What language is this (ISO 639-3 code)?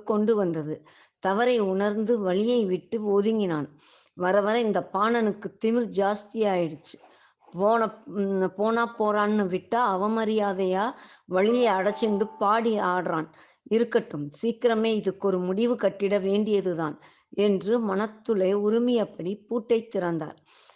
tam